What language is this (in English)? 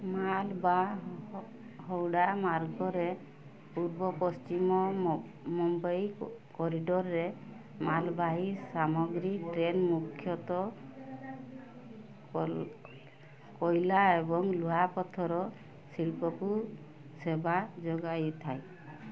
Odia